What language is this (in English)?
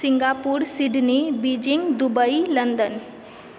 Maithili